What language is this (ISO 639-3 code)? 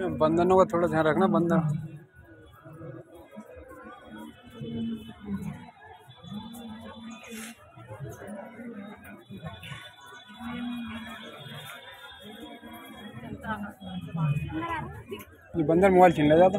ara